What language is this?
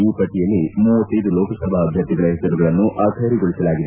Kannada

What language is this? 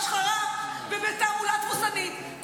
Hebrew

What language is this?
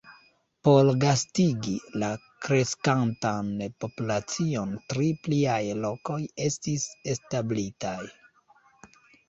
Esperanto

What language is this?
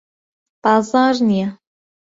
Central Kurdish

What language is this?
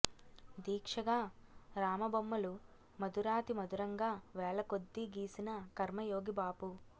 Telugu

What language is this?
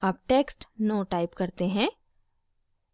Hindi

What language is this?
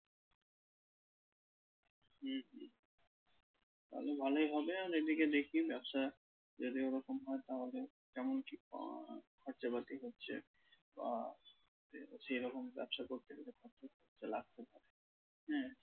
Bangla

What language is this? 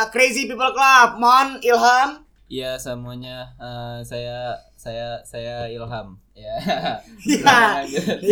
Indonesian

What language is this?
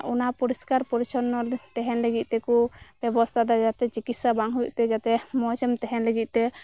Santali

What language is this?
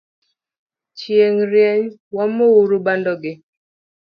Luo (Kenya and Tanzania)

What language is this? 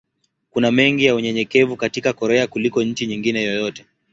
Swahili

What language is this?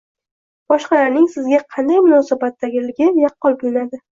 Uzbek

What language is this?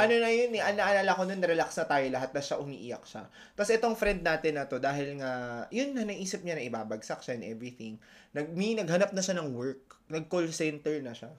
Filipino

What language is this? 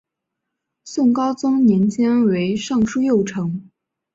Chinese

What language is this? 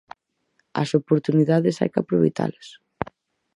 Galician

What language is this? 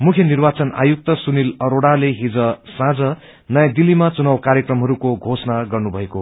Nepali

